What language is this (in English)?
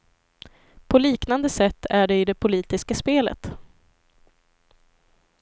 Swedish